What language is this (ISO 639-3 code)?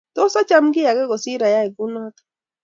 kln